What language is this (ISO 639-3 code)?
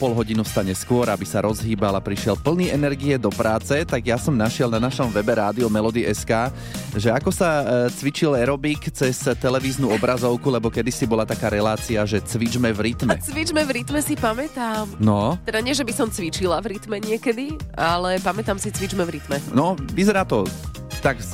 slk